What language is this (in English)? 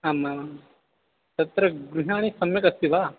Sanskrit